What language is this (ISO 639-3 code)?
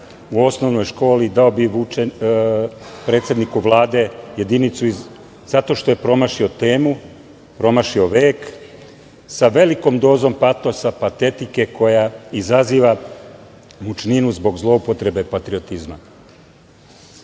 srp